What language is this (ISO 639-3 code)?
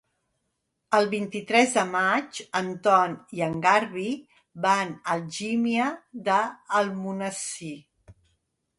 cat